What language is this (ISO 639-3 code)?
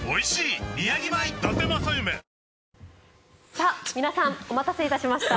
jpn